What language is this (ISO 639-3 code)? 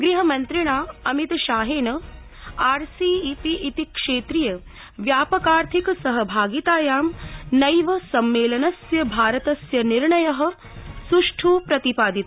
san